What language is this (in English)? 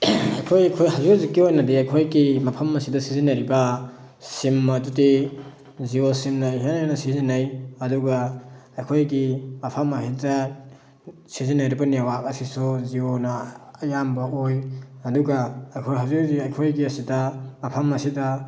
Manipuri